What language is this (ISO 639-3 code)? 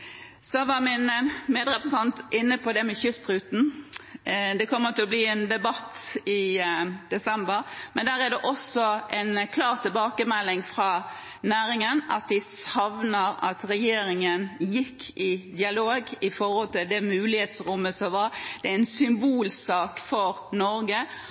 nob